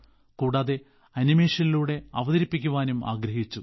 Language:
Malayalam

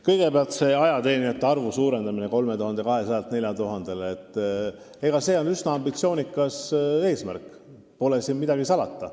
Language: Estonian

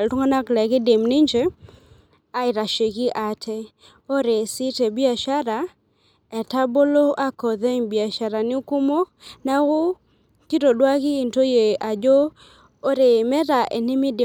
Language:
Masai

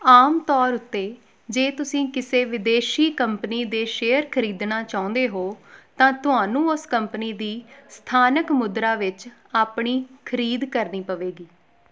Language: Punjabi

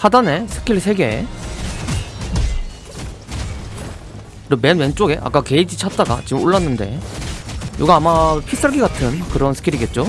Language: Korean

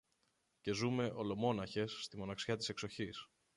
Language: Greek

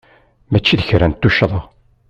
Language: Kabyle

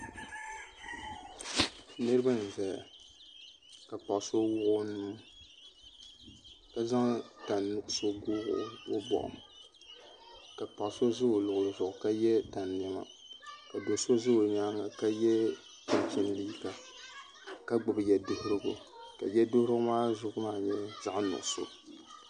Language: Dagbani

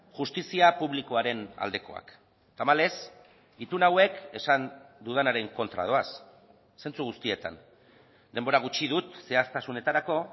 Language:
Basque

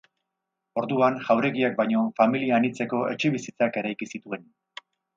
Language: Basque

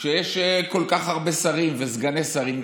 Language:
Hebrew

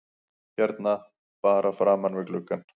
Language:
Icelandic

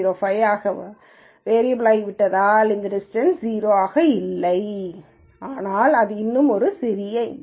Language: Tamil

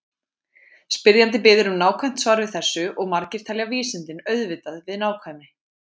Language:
Icelandic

